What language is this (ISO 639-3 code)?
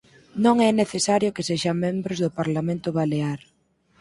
glg